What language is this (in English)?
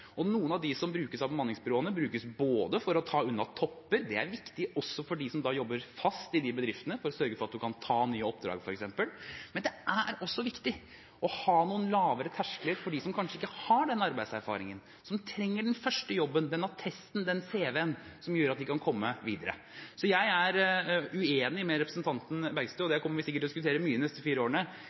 Norwegian Bokmål